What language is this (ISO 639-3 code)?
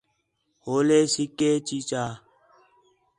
xhe